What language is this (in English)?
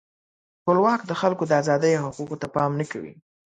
Pashto